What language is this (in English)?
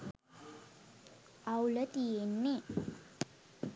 Sinhala